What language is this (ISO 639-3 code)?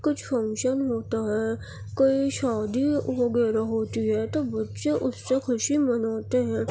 urd